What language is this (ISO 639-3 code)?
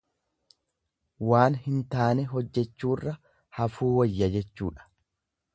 orm